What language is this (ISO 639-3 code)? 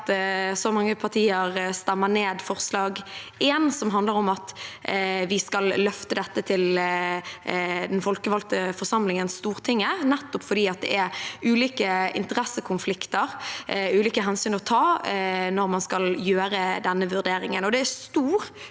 nor